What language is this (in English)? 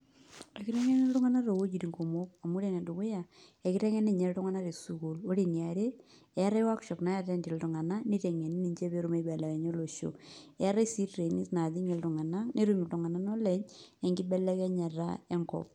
Masai